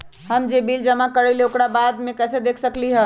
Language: Magahi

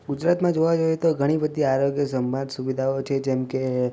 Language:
Gujarati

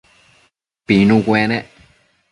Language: Matsés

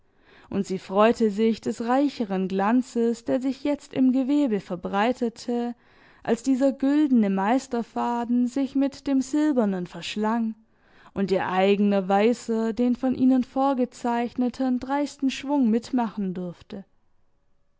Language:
German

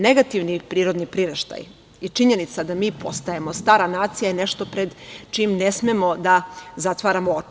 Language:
Serbian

